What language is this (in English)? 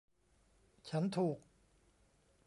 Thai